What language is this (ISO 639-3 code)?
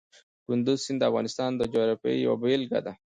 pus